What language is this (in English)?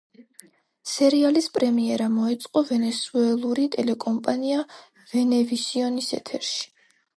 Georgian